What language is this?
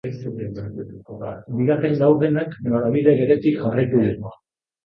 Basque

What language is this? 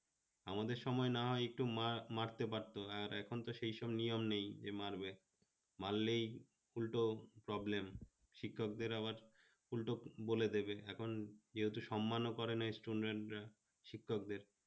Bangla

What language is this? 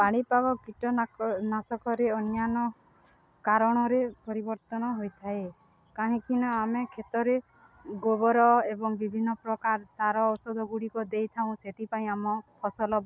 Odia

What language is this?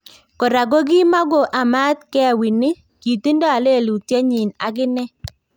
Kalenjin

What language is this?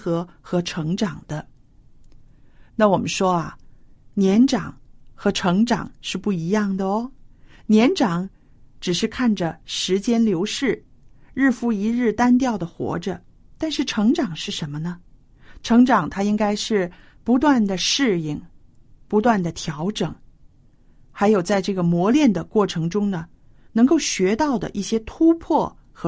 Chinese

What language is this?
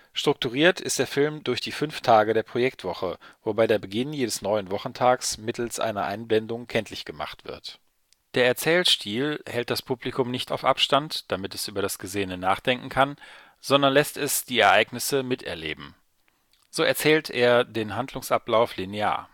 German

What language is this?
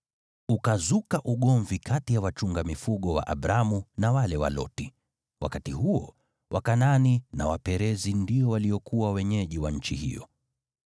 Swahili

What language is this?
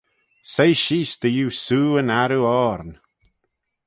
Manx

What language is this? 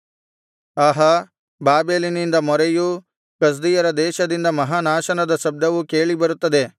Kannada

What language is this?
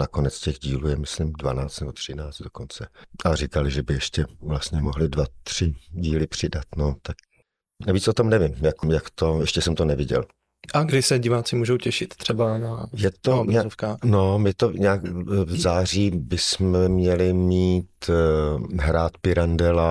Czech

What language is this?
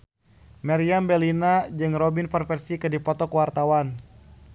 Sundanese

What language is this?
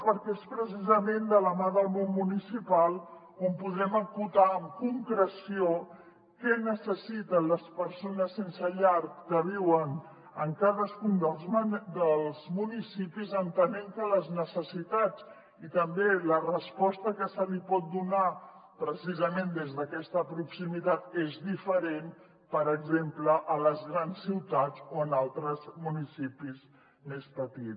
Catalan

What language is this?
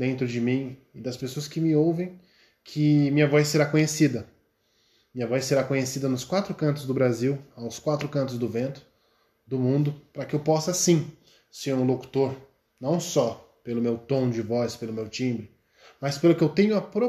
Portuguese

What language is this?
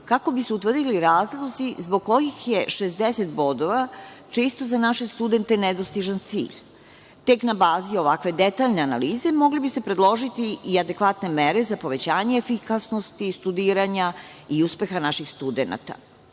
Serbian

